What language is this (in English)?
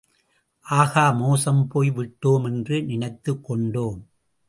Tamil